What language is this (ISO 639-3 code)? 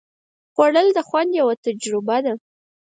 pus